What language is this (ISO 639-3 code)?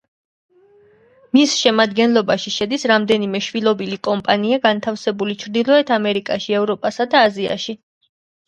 kat